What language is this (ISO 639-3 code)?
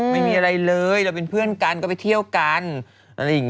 tha